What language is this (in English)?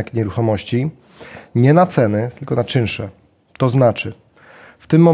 Polish